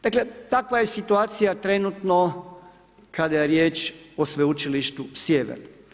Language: Croatian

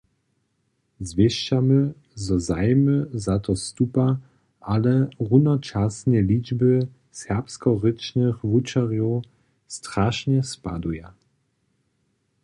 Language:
Upper Sorbian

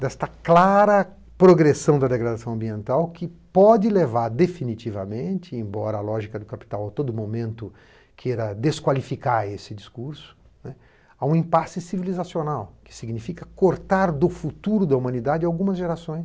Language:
Portuguese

